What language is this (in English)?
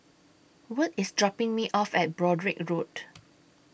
English